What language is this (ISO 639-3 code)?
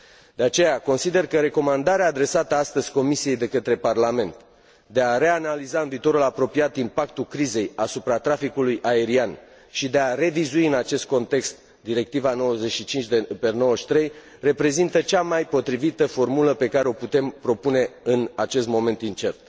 ron